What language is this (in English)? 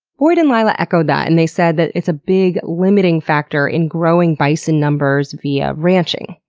English